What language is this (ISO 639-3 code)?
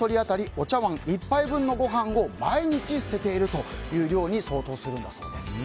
jpn